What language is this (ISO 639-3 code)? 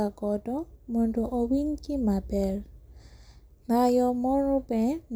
luo